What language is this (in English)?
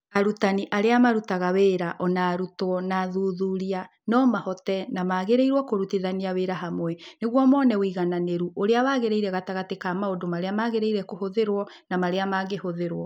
Kikuyu